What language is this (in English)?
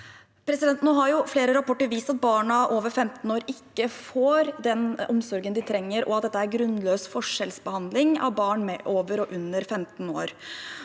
Norwegian